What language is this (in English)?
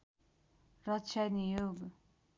Nepali